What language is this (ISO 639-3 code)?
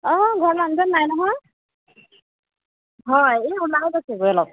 asm